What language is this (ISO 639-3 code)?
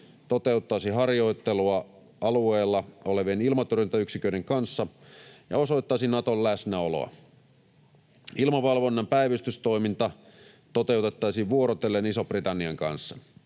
fin